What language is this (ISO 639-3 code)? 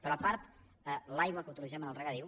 cat